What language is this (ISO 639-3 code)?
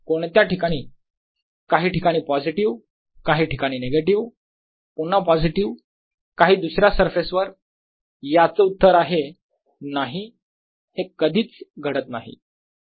mar